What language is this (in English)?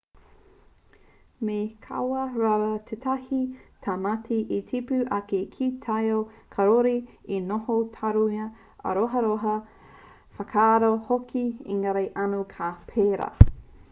Māori